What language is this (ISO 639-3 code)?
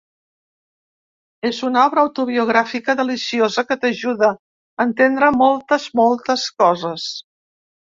cat